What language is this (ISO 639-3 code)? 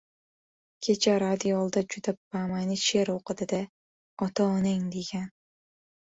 uzb